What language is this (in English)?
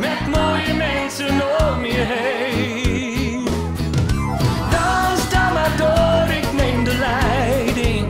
Dutch